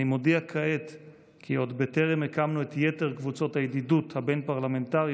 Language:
Hebrew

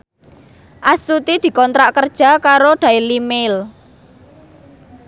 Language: Javanese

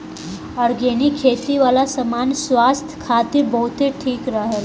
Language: Bhojpuri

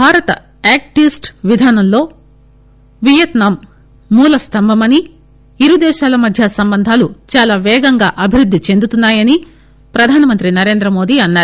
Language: Telugu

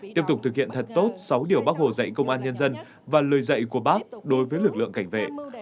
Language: Vietnamese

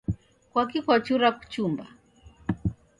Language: Taita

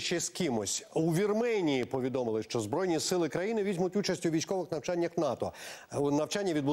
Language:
Ukrainian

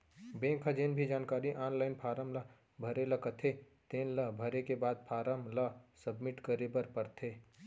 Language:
Chhattisgarhi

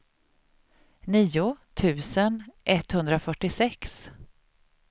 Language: Swedish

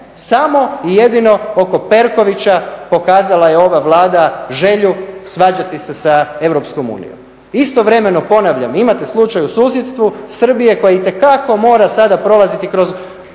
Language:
Croatian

